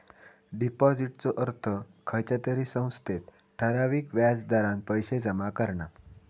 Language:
Marathi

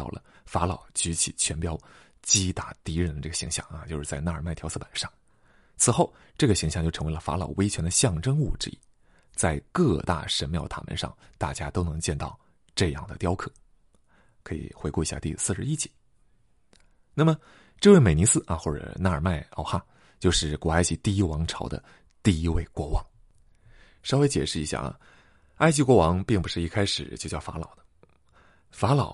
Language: Chinese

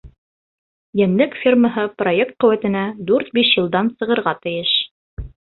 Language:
Bashkir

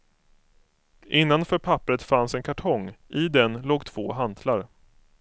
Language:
Swedish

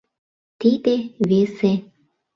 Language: Mari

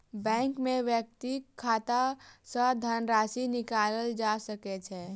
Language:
Maithili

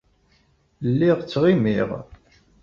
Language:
Kabyle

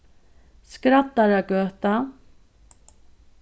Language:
Faroese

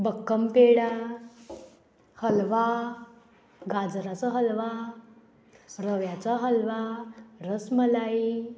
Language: Konkani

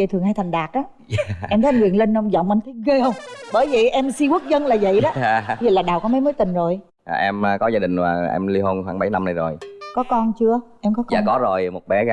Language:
Vietnamese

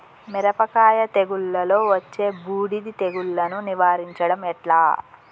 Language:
Telugu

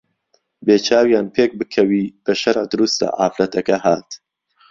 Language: Central Kurdish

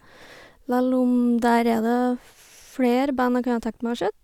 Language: Norwegian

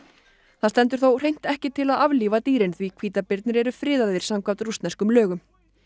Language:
Icelandic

